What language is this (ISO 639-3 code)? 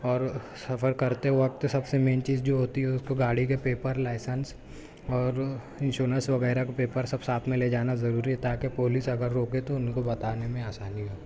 urd